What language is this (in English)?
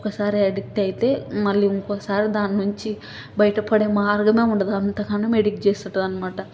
Telugu